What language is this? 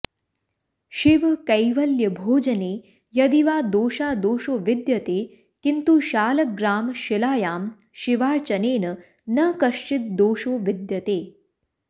Sanskrit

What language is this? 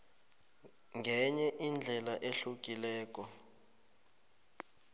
South Ndebele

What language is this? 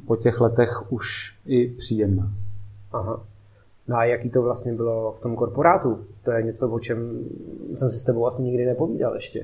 Czech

